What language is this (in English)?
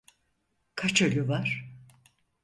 Turkish